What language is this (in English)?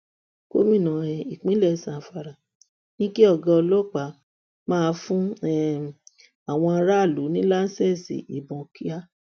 Yoruba